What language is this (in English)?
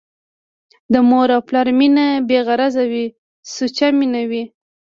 Pashto